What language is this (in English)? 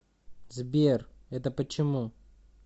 Russian